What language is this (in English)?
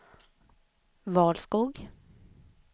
Swedish